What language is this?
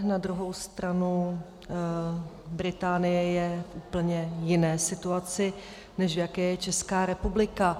Czech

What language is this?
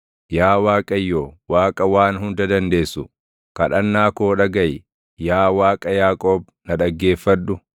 Oromo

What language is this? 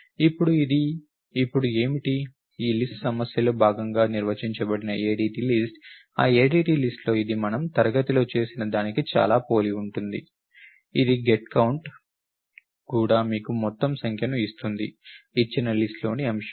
Telugu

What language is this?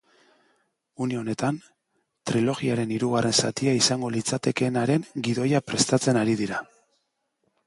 Basque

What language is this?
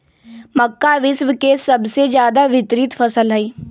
Magahi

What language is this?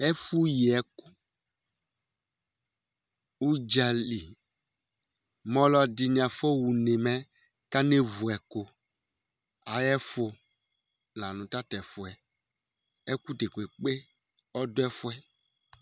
Ikposo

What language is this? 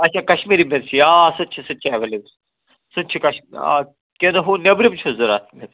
Kashmiri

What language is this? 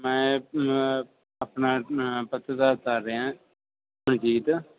Punjabi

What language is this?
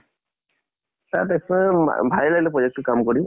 Assamese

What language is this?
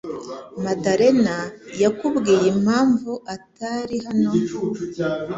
Kinyarwanda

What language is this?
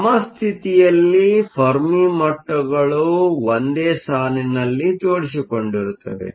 Kannada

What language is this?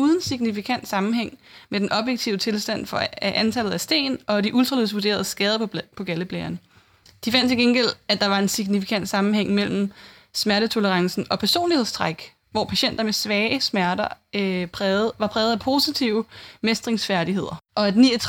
Danish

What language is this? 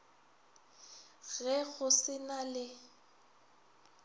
Northern Sotho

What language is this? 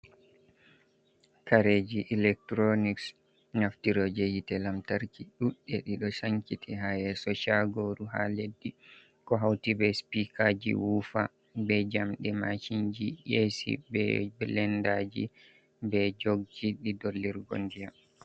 Fula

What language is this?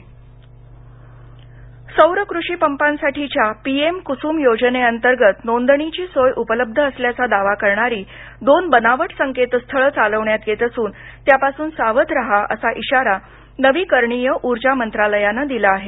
Marathi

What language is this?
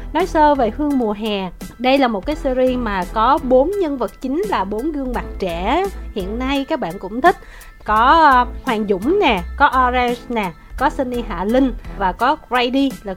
Vietnamese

